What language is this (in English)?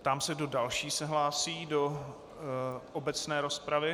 Czech